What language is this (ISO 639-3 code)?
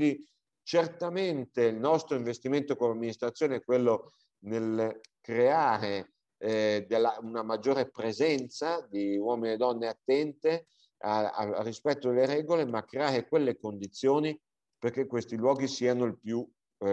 ita